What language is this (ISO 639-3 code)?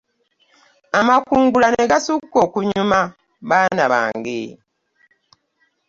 lug